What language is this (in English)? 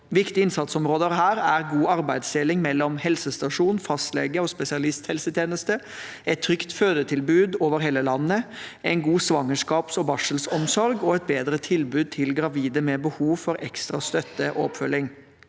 Norwegian